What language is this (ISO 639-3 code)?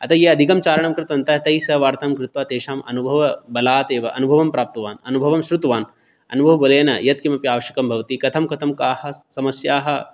san